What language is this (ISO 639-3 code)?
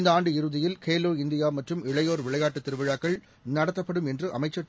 tam